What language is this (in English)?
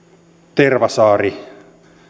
Finnish